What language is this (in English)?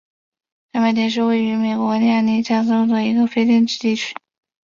Chinese